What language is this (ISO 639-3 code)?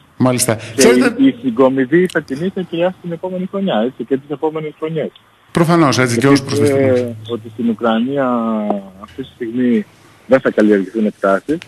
ell